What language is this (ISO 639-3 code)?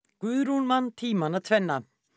isl